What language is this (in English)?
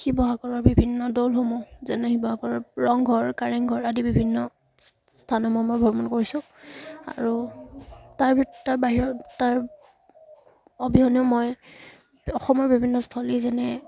Assamese